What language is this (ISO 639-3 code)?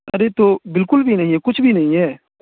urd